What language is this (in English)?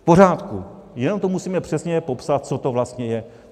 Czech